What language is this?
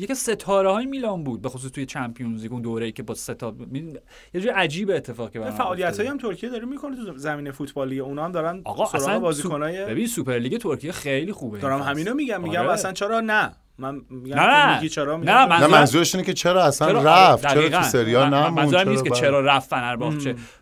Persian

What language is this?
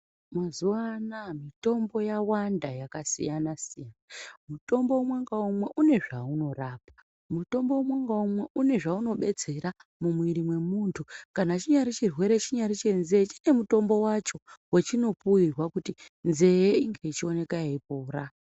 Ndau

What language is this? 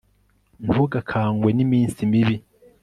Kinyarwanda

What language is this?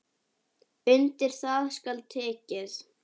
Icelandic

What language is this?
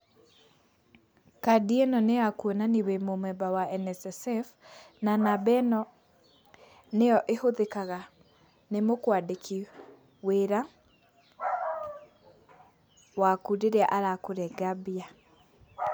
Kikuyu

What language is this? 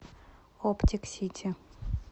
Russian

